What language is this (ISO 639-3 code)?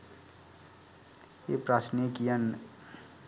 sin